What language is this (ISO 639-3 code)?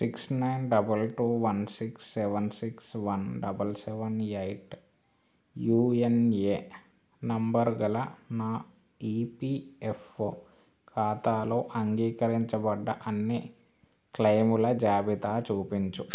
tel